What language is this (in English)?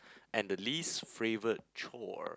English